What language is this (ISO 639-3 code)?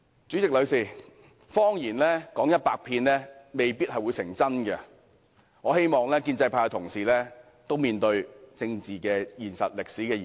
yue